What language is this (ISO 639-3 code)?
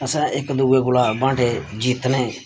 doi